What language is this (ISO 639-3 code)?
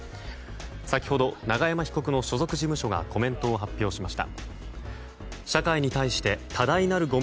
jpn